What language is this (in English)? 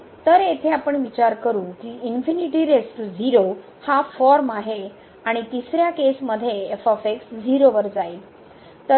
Marathi